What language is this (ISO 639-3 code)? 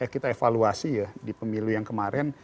ind